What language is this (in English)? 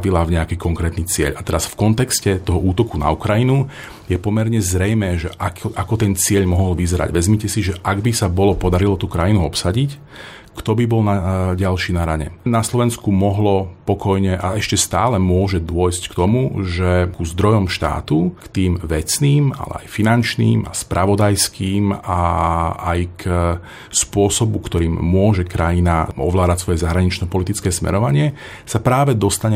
Slovak